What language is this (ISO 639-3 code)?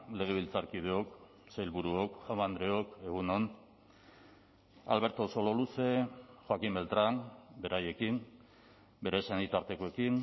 eus